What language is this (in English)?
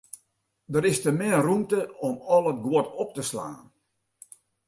Western Frisian